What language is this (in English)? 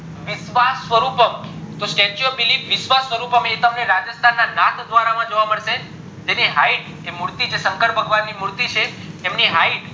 Gujarati